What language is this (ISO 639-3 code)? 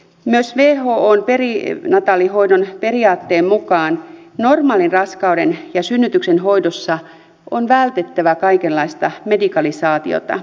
fin